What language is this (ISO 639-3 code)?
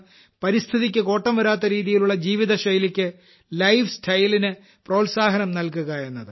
mal